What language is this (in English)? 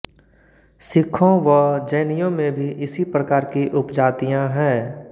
Hindi